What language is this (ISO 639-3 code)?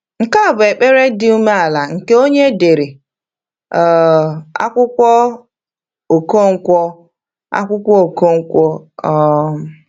ibo